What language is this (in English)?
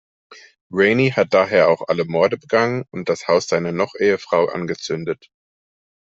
German